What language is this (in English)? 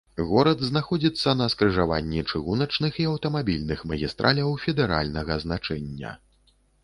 Belarusian